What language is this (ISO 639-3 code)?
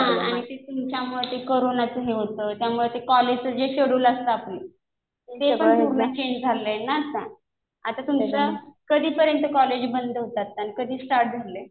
mar